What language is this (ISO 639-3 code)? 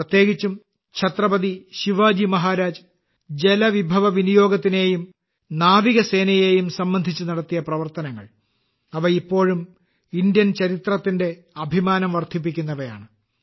mal